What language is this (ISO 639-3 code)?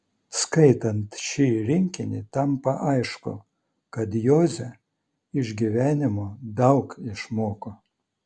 lit